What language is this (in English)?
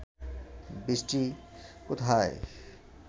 Bangla